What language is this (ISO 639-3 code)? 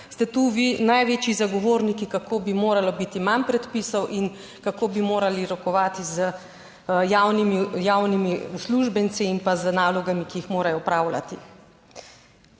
slv